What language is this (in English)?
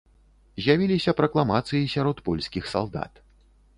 Belarusian